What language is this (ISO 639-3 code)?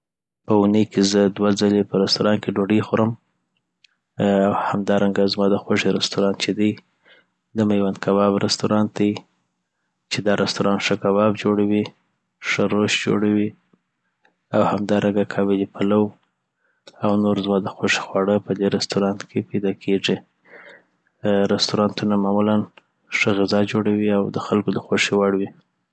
pbt